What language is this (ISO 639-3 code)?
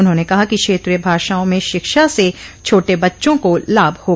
hin